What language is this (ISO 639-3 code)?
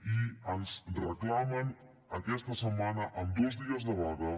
cat